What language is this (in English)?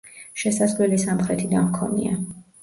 Georgian